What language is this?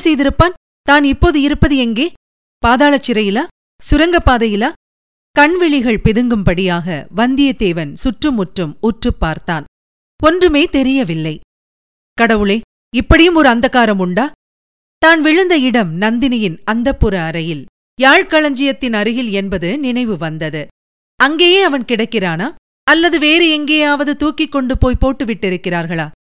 Tamil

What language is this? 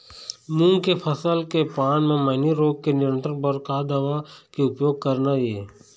Chhattisgarhi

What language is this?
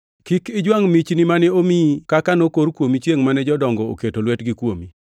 Luo (Kenya and Tanzania)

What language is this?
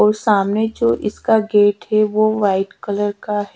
Hindi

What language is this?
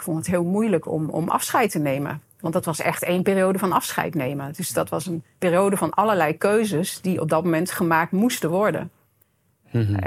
Dutch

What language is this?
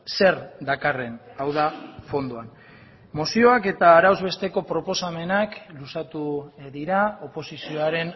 Basque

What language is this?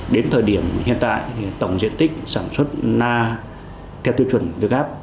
Vietnamese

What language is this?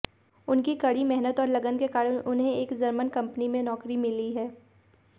Hindi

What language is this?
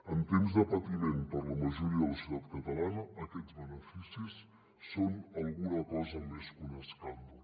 Catalan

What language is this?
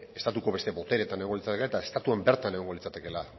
Basque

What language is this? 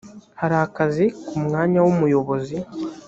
Kinyarwanda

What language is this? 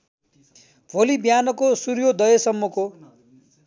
Nepali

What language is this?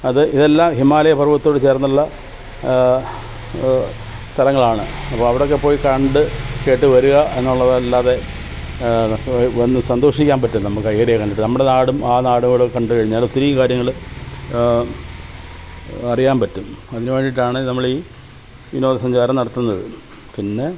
Malayalam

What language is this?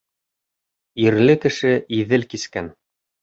Bashkir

